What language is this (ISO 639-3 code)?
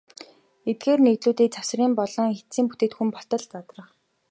mon